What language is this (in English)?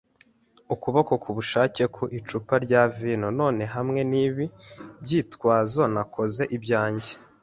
Kinyarwanda